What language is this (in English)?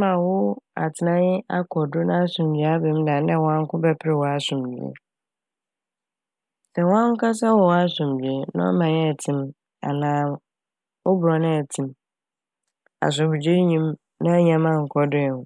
Akan